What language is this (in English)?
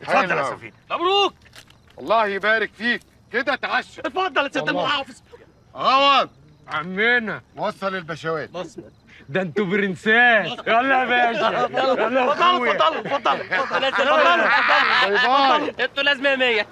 Arabic